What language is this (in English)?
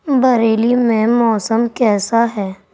Urdu